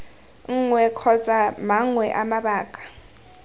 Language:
Tswana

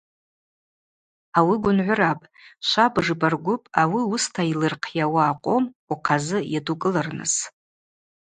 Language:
Abaza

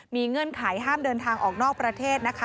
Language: Thai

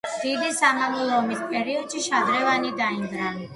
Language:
Georgian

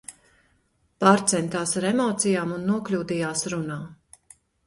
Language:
Latvian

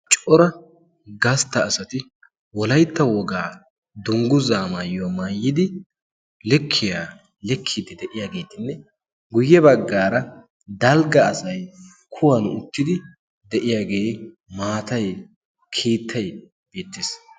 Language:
Wolaytta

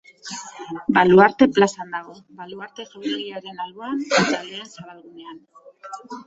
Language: Basque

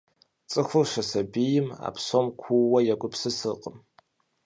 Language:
Kabardian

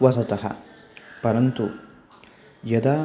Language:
Sanskrit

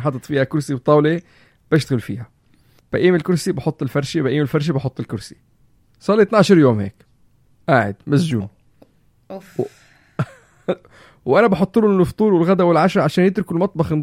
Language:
Arabic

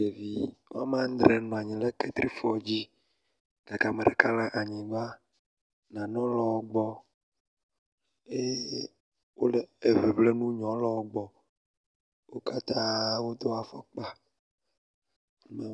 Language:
Ewe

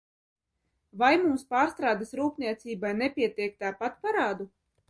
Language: Latvian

